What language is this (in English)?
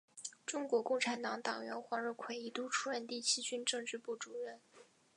Chinese